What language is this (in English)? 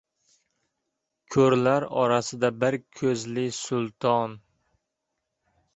Uzbek